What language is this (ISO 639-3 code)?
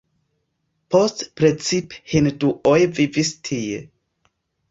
epo